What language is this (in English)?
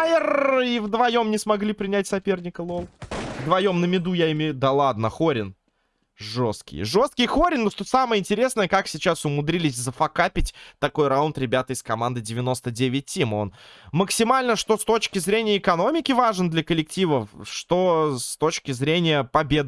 Russian